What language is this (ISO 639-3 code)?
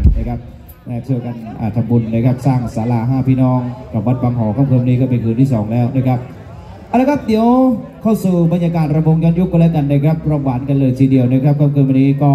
tha